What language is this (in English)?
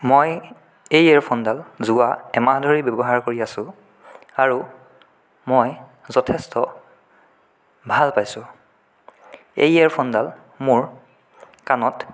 Assamese